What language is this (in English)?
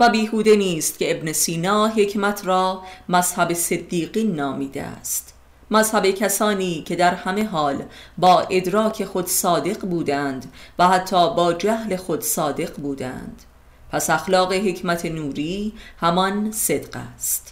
Persian